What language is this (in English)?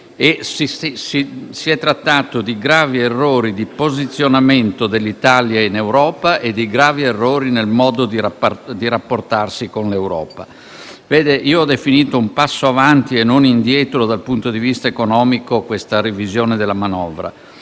Italian